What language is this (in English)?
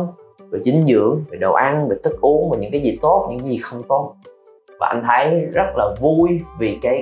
Vietnamese